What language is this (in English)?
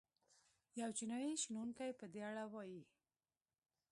Pashto